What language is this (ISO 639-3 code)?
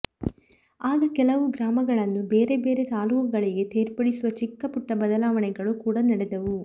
kan